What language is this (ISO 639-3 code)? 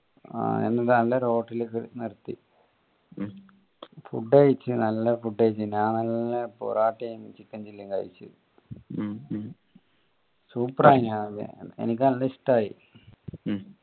mal